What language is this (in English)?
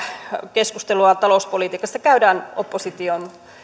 Finnish